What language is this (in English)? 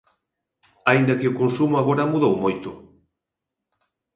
Galician